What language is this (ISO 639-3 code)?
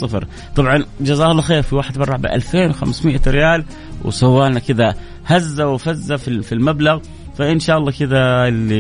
ara